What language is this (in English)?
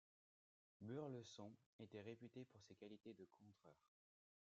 French